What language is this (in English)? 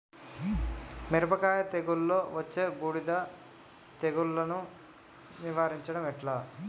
Telugu